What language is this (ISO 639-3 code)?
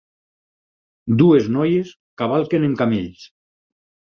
cat